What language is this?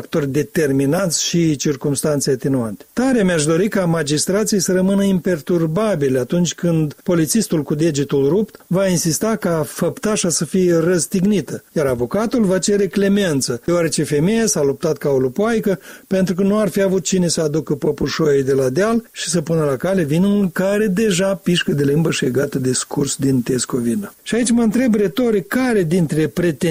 Romanian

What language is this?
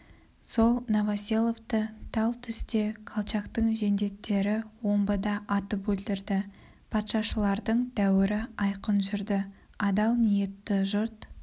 Kazakh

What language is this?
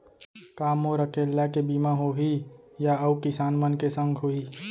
Chhattisgarhi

